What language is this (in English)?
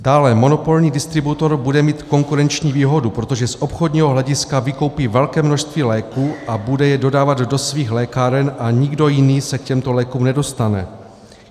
Czech